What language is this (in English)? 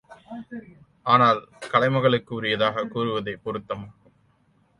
Tamil